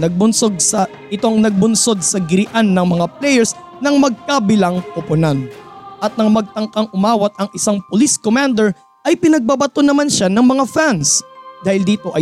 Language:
Filipino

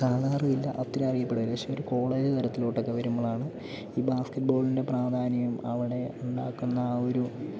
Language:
Malayalam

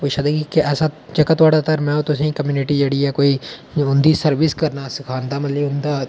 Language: Dogri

